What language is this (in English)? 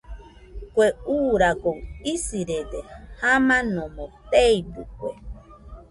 Nüpode Huitoto